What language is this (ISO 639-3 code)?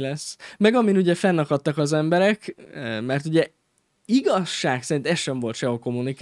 hun